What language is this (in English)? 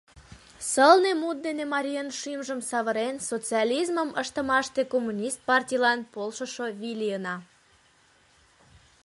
Mari